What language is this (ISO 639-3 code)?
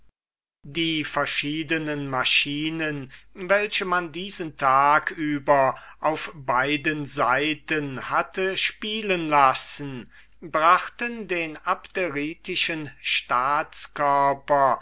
deu